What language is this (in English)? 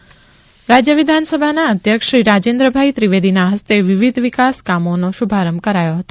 Gujarati